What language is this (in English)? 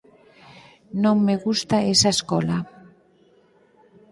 Galician